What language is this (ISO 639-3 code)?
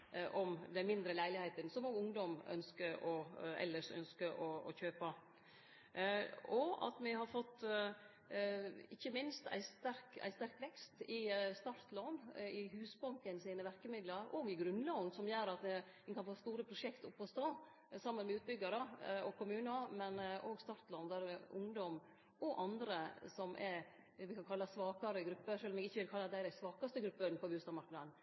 nno